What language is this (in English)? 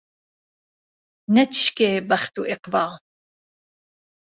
Central Kurdish